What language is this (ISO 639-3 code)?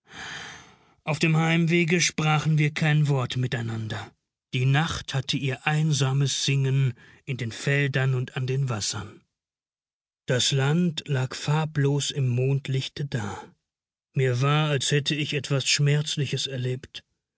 deu